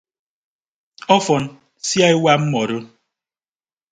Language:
Ibibio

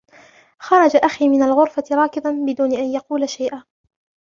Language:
Arabic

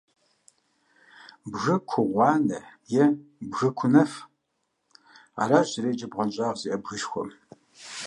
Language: Kabardian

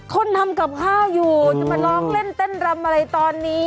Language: Thai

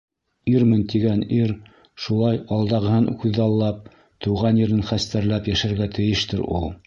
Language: Bashkir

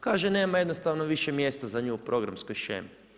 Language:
Croatian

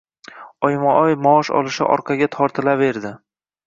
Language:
Uzbek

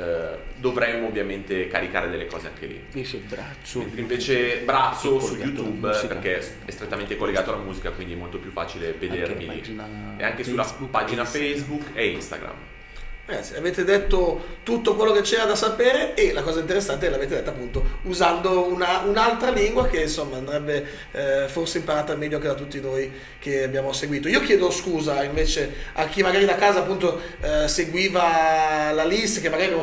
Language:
Italian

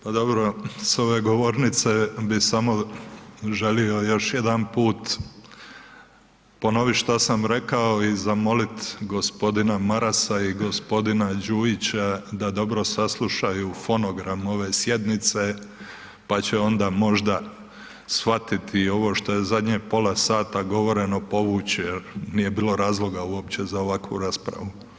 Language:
Croatian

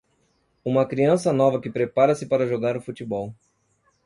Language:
Portuguese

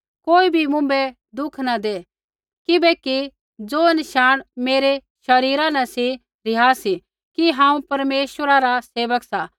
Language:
Kullu Pahari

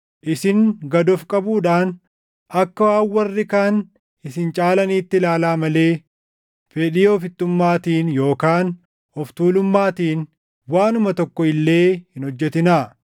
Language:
Oromo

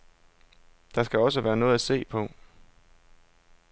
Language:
Danish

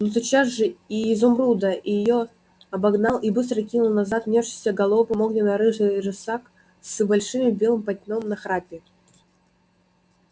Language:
Russian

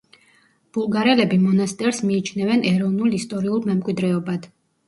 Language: Georgian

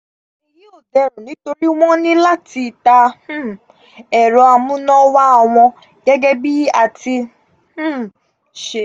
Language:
Yoruba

